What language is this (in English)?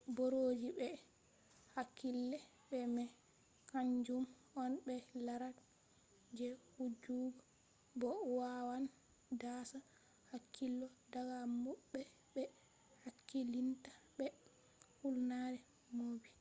Fula